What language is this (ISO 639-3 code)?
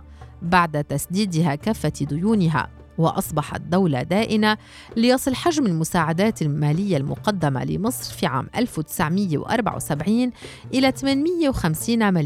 ara